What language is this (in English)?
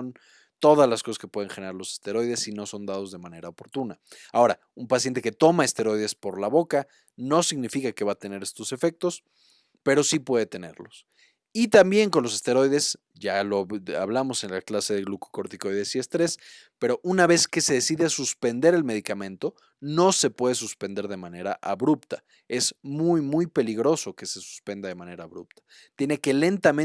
Spanish